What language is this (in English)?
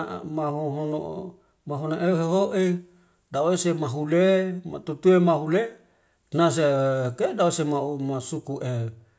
Wemale